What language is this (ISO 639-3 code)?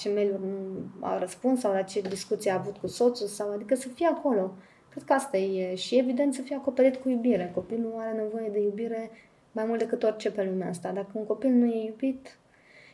ron